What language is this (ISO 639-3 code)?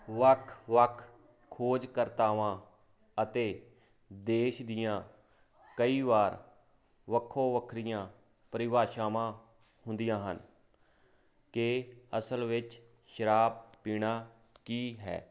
pan